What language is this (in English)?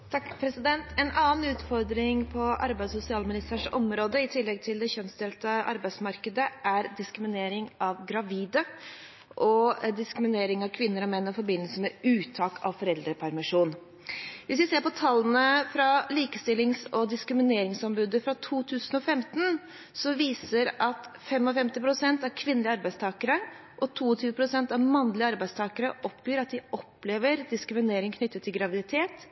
Norwegian Bokmål